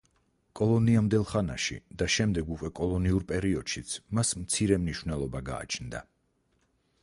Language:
Georgian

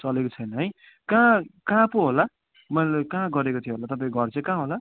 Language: Nepali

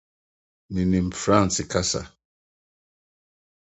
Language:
Akan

